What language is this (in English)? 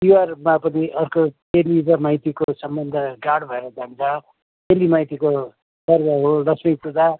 Nepali